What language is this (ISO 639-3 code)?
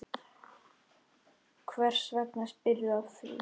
isl